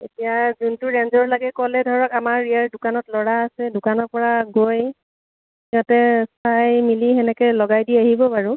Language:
Assamese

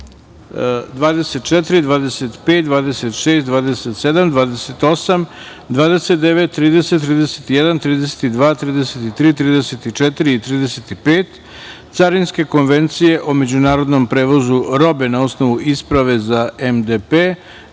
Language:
Serbian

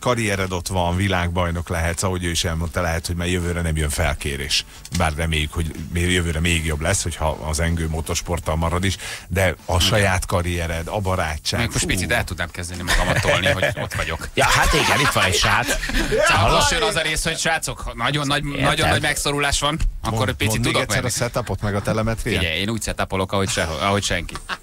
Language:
Hungarian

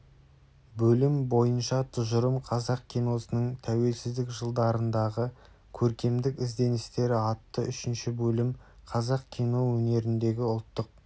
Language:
Kazakh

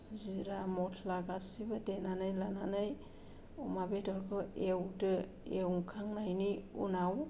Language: Bodo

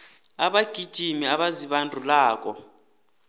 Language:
South Ndebele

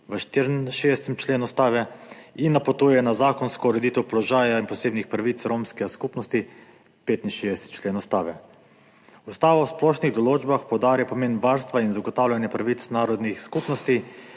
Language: Slovenian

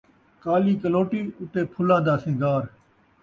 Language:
Saraiki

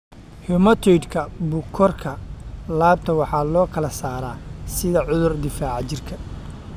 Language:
Somali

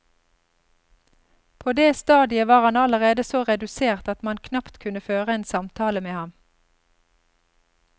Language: Norwegian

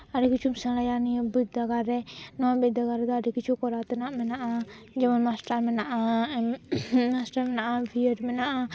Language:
Santali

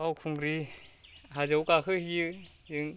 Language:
Bodo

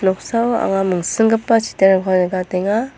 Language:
Garo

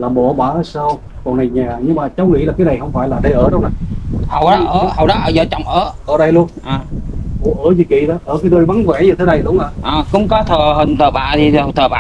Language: Vietnamese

